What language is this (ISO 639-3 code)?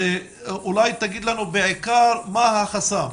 heb